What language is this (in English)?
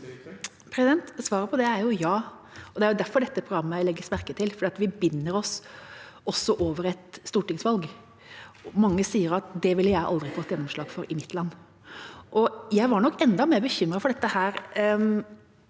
Norwegian